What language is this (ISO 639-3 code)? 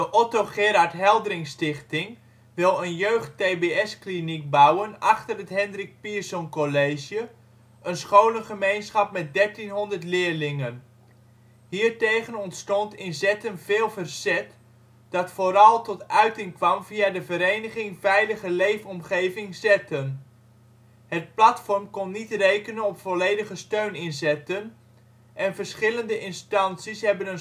nld